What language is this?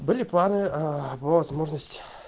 Russian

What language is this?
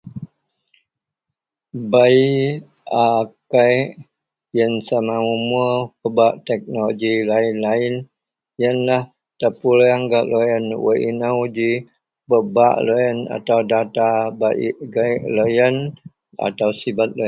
Central Melanau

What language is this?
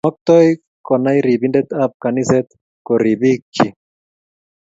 Kalenjin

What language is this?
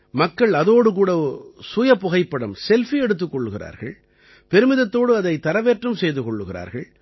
Tamil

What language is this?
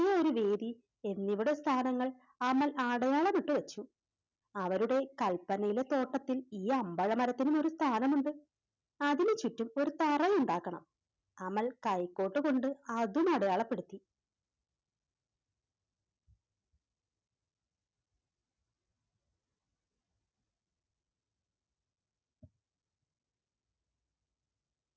Malayalam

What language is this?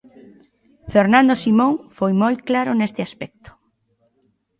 Galician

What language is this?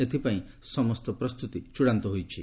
Odia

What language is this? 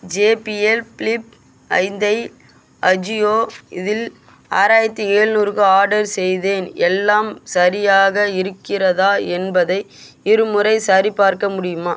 Tamil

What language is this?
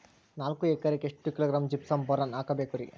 Kannada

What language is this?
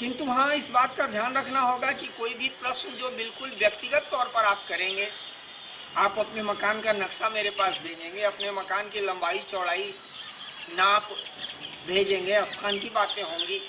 Hindi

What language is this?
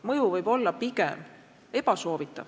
Estonian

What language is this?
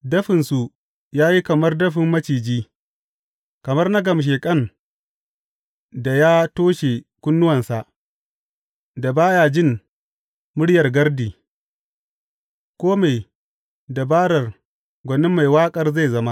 Hausa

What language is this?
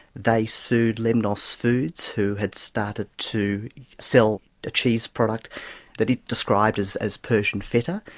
English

